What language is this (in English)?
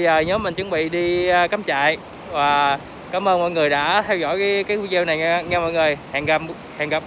Vietnamese